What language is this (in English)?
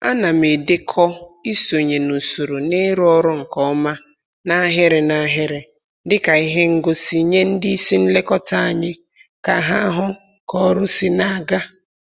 Igbo